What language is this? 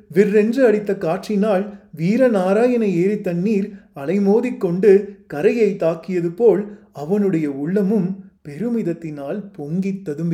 Tamil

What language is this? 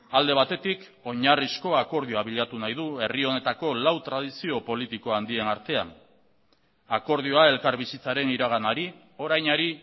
Basque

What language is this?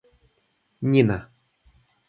Russian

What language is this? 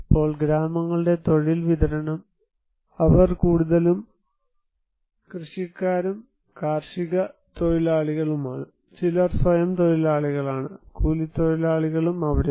Malayalam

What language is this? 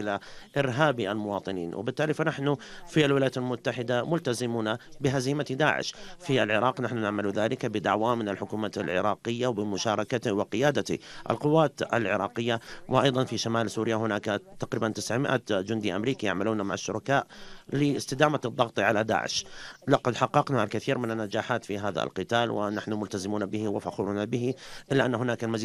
Arabic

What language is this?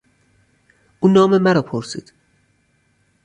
Persian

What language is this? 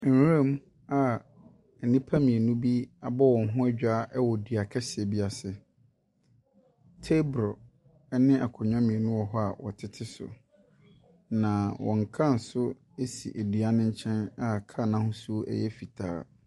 Akan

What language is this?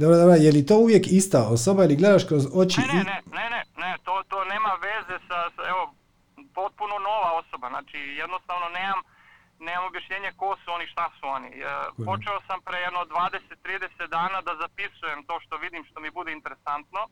Croatian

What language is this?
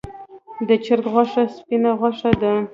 Pashto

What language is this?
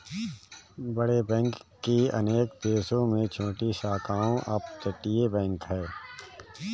Hindi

